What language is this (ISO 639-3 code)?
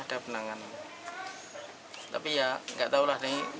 ind